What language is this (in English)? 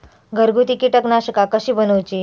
Marathi